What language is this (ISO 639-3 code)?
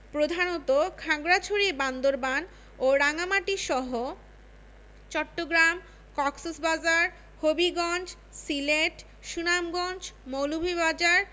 ben